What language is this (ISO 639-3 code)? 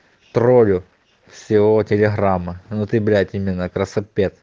rus